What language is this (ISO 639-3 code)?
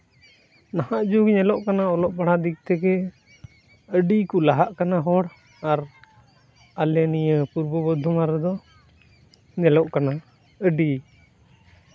sat